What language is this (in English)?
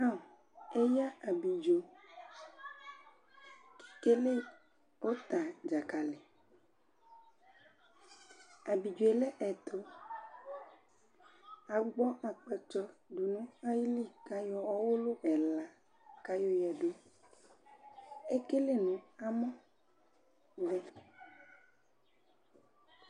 Ikposo